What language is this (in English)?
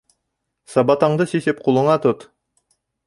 Bashkir